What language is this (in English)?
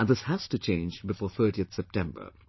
English